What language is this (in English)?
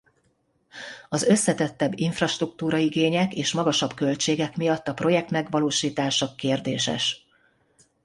Hungarian